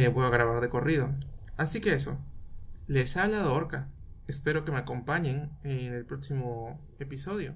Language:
Spanish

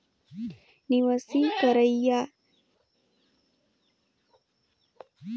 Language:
Chhattisgarhi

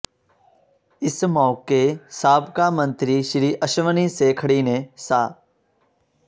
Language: Punjabi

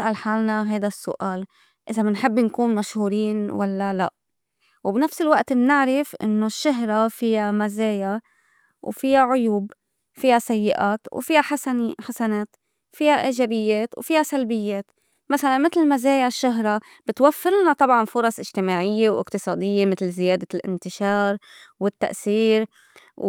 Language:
North Levantine Arabic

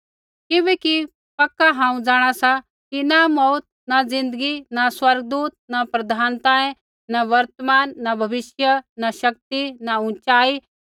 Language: Kullu Pahari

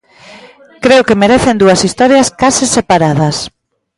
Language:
Galician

